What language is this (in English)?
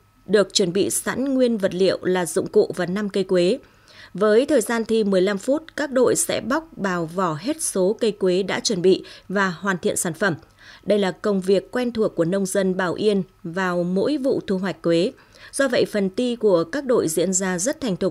Vietnamese